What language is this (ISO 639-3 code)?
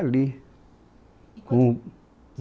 por